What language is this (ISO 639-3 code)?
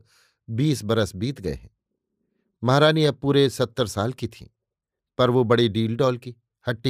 hin